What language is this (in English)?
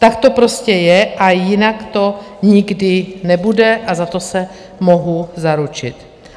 Czech